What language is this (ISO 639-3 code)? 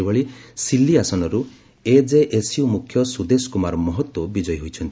ori